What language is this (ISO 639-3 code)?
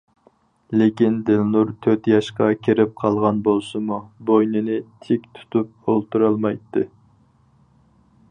uig